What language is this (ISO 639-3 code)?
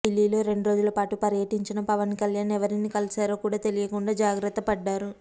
tel